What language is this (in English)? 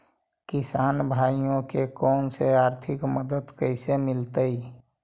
Magahi